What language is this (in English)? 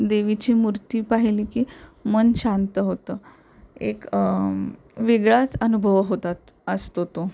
Marathi